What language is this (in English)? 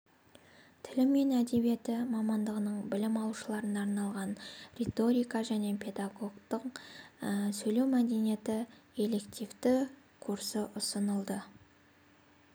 Kazakh